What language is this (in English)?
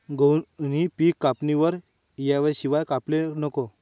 Marathi